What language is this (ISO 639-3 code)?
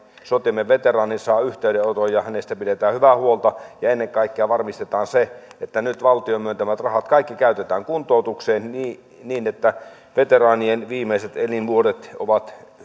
fin